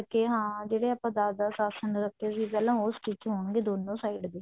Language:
Punjabi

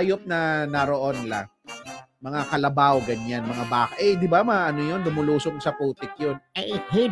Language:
Filipino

